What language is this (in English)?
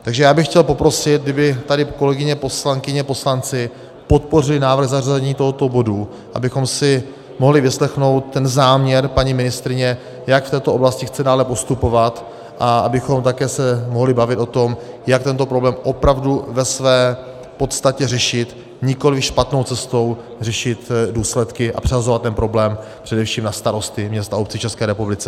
Czech